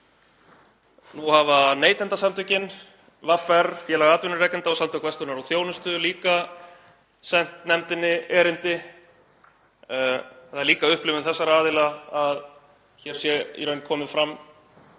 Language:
Icelandic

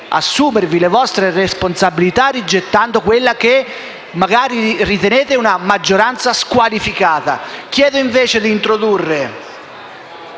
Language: Italian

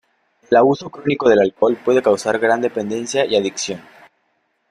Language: Spanish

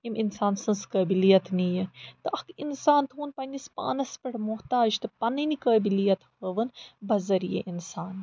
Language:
Kashmiri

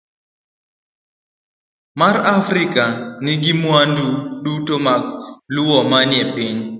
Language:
Luo (Kenya and Tanzania)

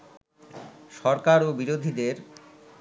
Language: Bangla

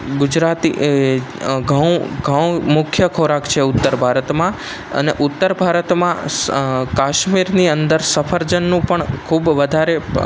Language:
Gujarati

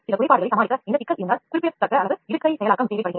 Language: Tamil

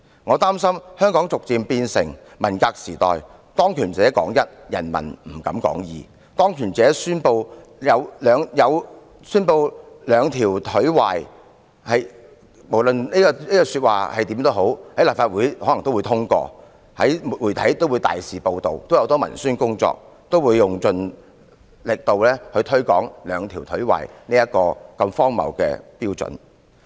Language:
Cantonese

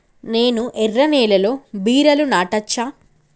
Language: Telugu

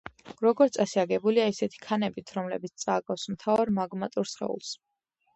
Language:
Georgian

